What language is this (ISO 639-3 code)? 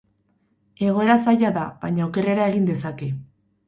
eus